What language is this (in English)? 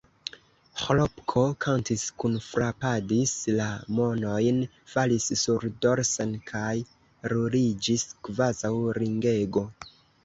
Esperanto